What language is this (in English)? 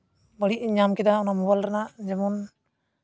Santali